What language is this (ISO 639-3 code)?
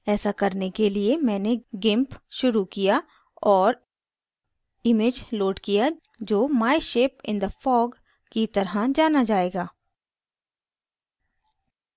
hin